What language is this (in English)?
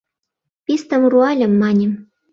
Mari